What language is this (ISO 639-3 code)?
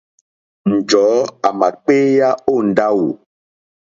bri